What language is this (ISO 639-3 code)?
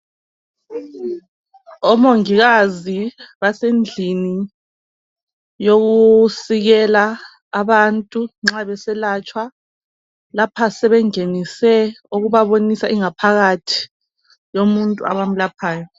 nde